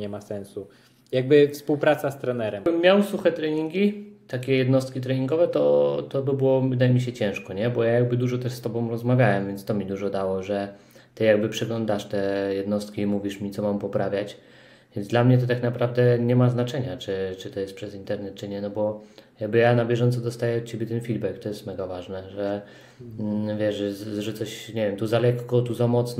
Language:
Polish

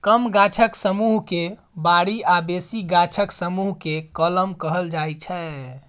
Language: Maithili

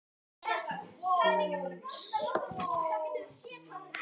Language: Icelandic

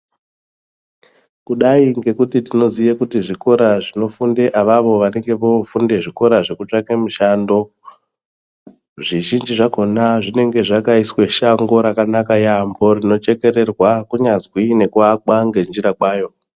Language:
Ndau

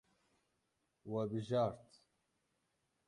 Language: Kurdish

